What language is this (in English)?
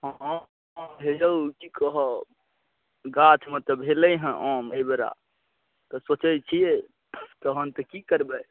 Maithili